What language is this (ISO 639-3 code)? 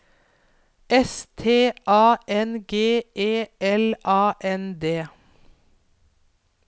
nor